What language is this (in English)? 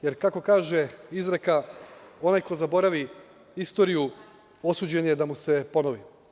Serbian